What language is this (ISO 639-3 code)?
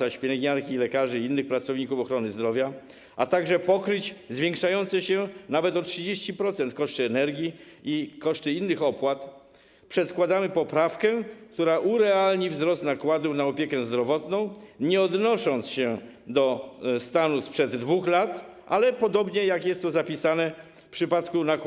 pol